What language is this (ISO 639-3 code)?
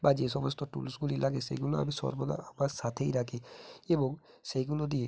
ben